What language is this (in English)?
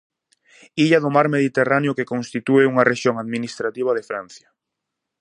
Galician